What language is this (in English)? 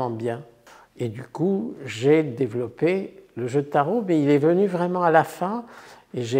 French